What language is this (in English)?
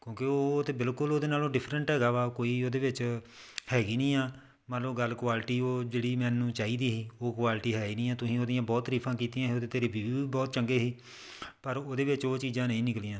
Punjabi